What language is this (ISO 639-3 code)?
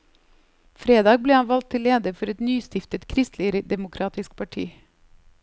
nor